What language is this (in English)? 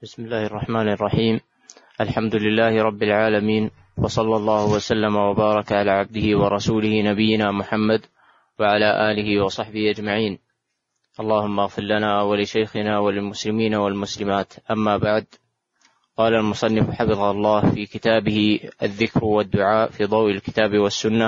Arabic